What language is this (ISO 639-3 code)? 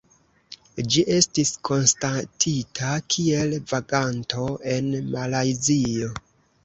epo